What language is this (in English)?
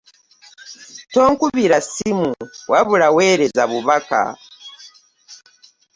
Ganda